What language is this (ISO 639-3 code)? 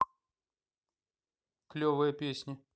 rus